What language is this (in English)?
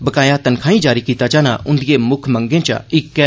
Dogri